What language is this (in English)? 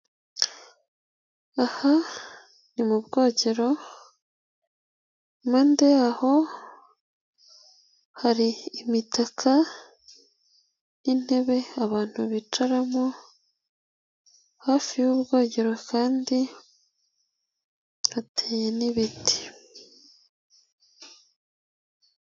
Kinyarwanda